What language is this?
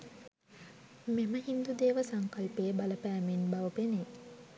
Sinhala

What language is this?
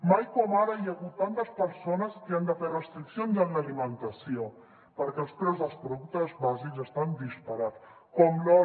Catalan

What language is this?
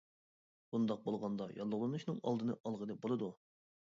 Uyghur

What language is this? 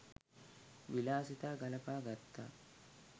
Sinhala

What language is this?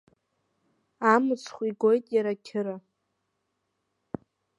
Abkhazian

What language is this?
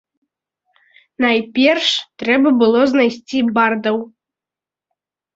Belarusian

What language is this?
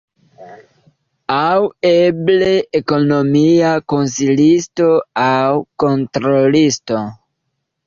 Esperanto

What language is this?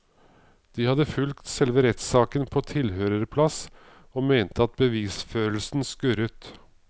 Norwegian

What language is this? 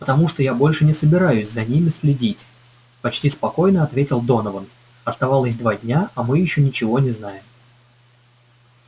Russian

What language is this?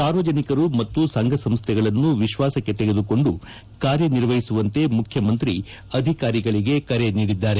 Kannada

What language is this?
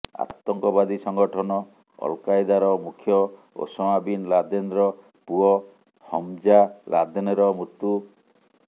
Odia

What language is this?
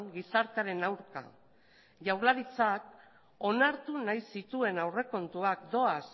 Basque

